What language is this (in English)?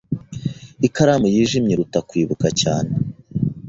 Kinyarwanda